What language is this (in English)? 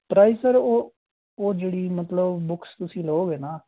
Punjabi